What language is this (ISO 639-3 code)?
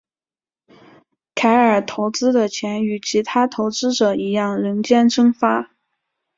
zho